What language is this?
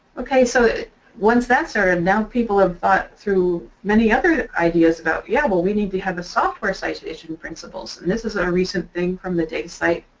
English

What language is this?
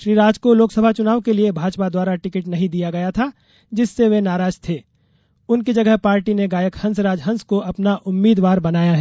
Hindi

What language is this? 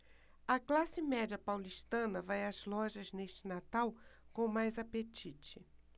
Portuguese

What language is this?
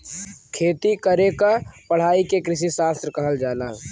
Bhojpuri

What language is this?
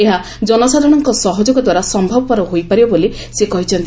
Odia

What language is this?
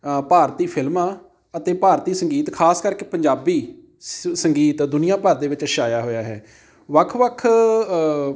Punjabi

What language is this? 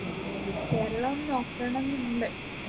Malayalam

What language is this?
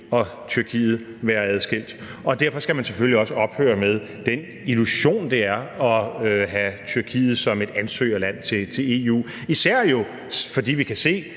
Danish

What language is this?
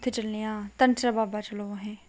Dogri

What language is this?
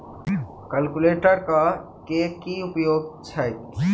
Maithili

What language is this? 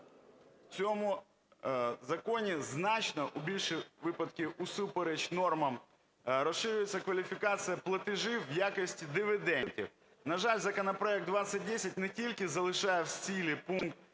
Ukrainian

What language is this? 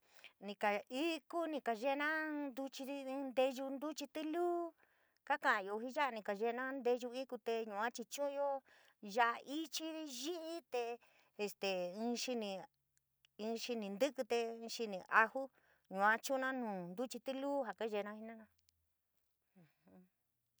San Miguel El Grande Mixtec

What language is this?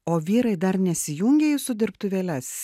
Lithuanian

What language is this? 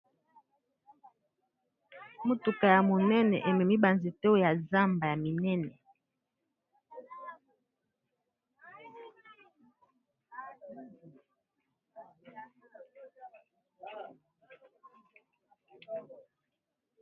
Lingala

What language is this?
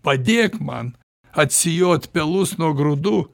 Lithuanian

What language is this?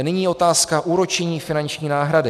Czech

